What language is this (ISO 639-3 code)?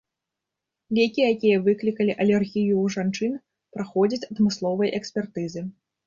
bel